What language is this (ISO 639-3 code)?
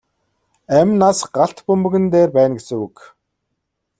mon